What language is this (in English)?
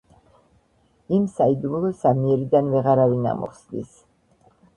Georgian